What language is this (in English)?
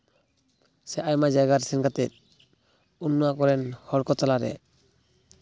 Santali